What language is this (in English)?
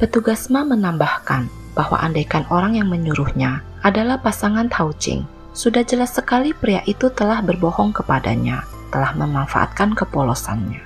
Indonesian